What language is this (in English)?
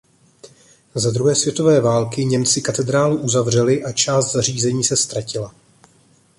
Czech